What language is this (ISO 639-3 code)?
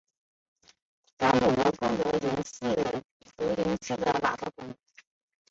zho